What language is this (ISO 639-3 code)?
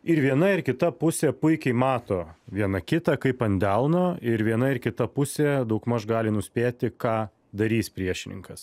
lit